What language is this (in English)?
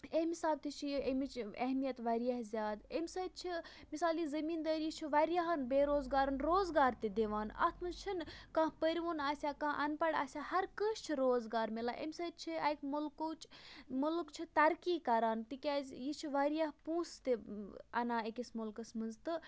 Kashmiri